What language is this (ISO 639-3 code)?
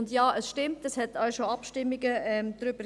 gsw